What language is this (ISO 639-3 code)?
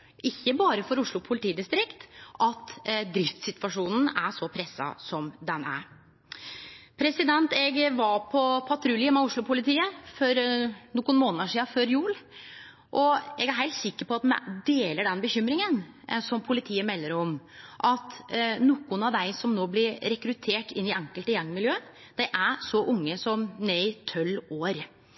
nno